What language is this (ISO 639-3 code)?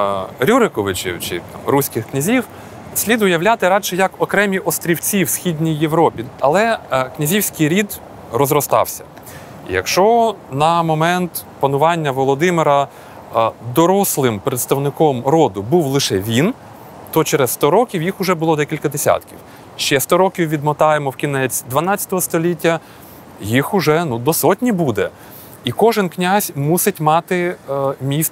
ukr